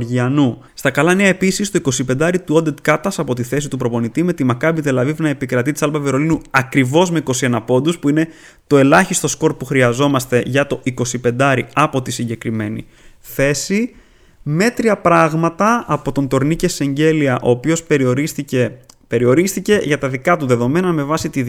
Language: Greek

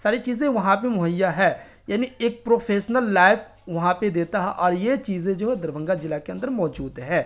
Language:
Urdu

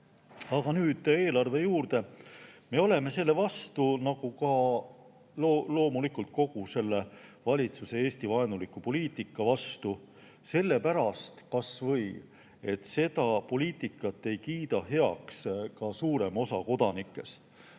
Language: Estonian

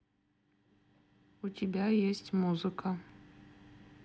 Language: Russian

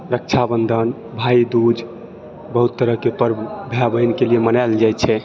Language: Maithili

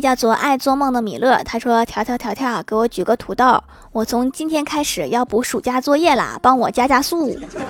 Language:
Chinese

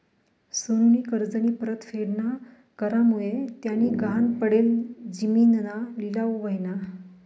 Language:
Marathi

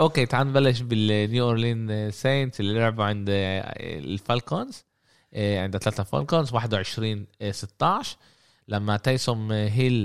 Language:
Arabic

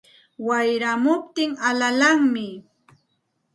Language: Santa Ana de Tusi Pasco Quechua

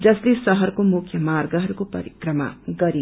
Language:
Nepali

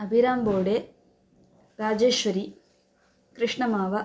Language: Sanskrit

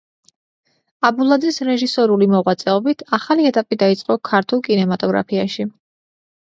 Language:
Georgian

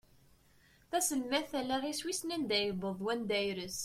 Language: Kabyle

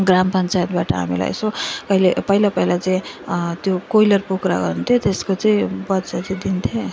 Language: Nepali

